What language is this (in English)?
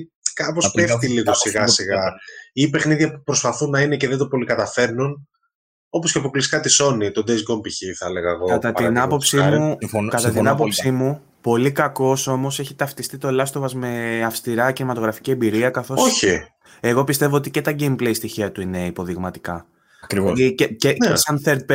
Greek